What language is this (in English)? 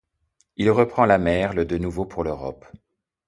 French